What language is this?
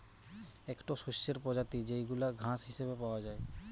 Bangla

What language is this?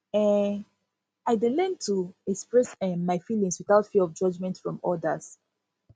Nigerian Pidgin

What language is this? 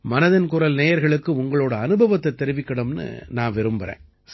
Tamil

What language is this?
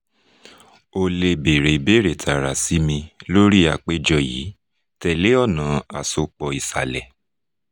Yoruba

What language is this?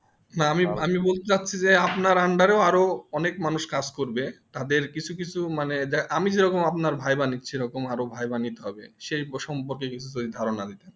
Bangla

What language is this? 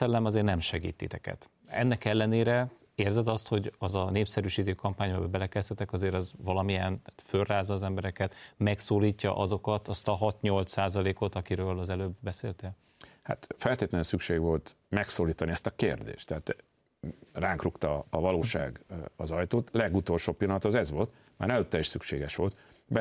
Hungarian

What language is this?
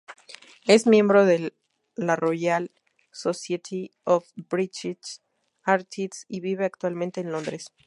Spanish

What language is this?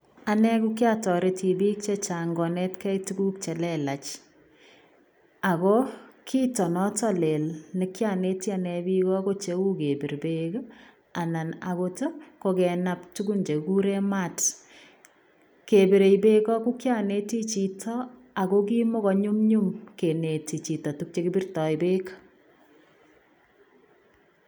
Kalenjin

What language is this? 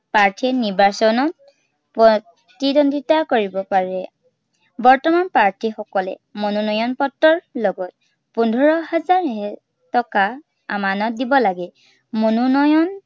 Assamese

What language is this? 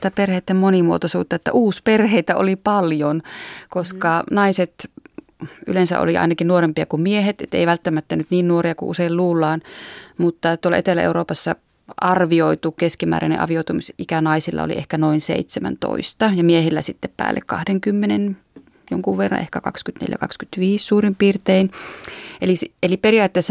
Finnish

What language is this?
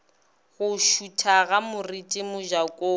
Northern Sotho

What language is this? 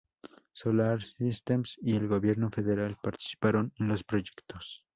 Spanish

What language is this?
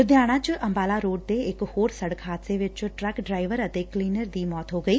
Punjabi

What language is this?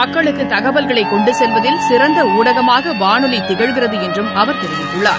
Tamil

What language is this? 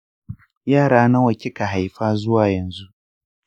Hausa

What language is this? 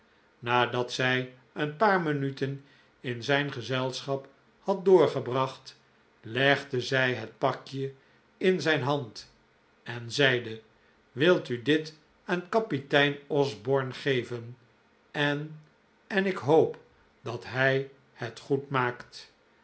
Dutch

